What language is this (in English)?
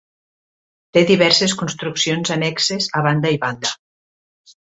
Catalan